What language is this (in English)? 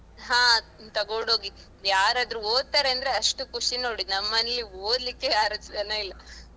Kannada